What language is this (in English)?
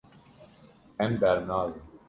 Kurdish